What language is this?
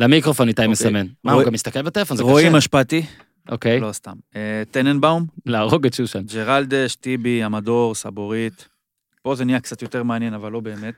Hebrew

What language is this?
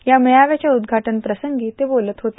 Marathi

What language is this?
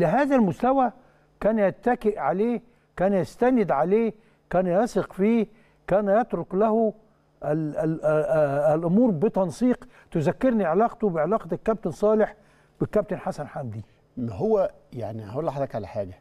Arabic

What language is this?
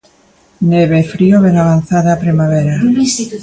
Galician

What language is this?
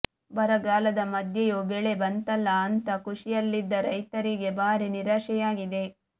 Kannada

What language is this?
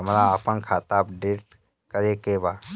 Bhojpuri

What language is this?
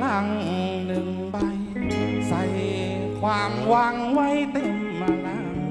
Thai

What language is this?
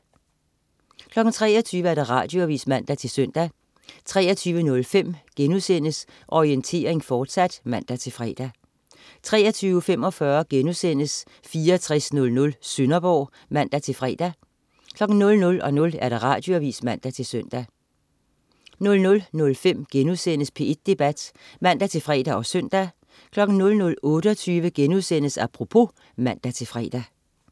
Danish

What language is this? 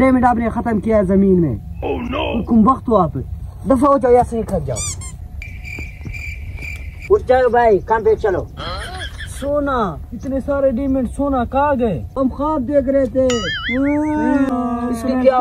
Romanian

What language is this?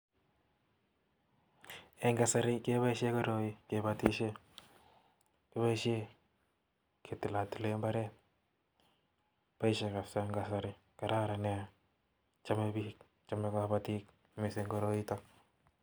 Kalenjin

